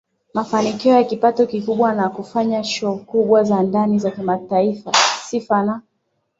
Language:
Swahili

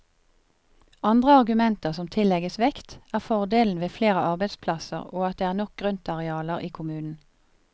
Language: Norwegian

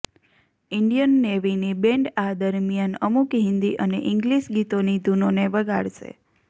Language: Gujarati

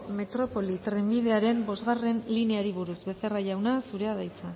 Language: Basque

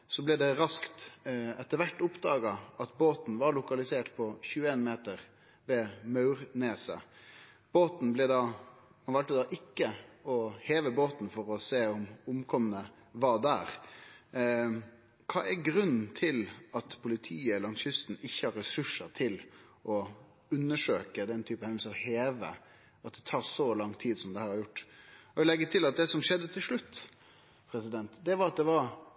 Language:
Norwegian Nynorsk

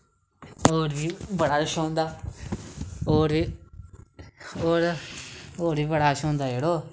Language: Dogri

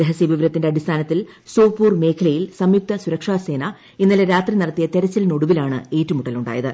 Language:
Malayalam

